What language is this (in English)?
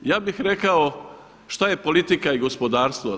Croatian